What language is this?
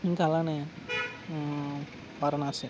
Telugu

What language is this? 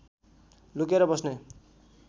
Nepali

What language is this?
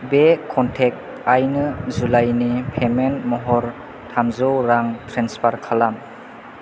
Bodo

